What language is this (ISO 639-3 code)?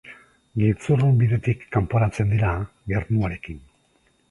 eus